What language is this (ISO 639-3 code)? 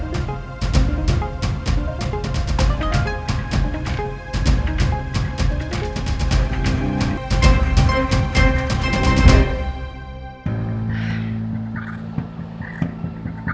ind